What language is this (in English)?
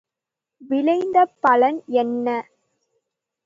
Tamil